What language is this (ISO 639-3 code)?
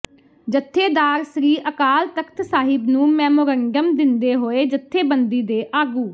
pan